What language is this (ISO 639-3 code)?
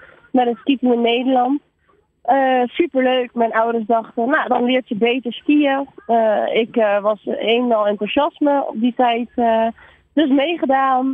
nld